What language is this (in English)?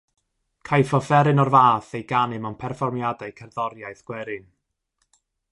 Welsh